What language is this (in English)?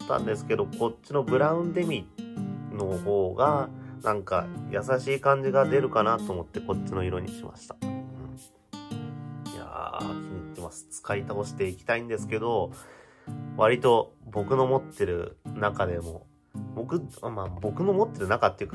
Japanese